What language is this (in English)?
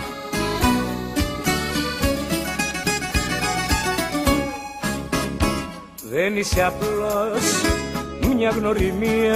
Greek